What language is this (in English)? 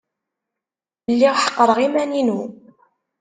Kabyle